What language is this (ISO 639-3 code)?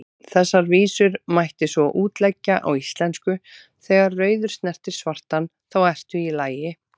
isl